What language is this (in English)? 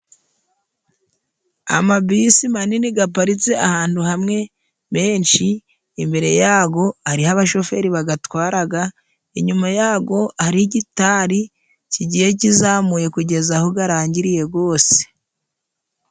Kinyarwanda